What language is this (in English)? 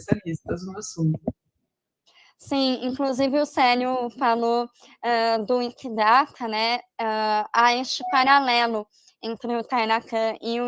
Portuguese